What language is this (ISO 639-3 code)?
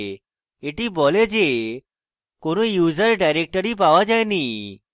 ben